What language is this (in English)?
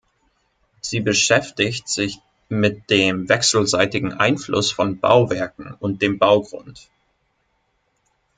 German